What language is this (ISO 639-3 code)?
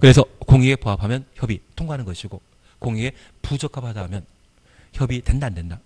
kor